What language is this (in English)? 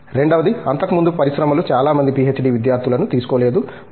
Telugu